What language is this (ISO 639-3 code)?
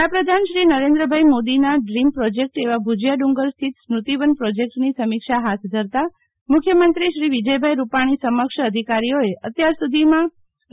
guj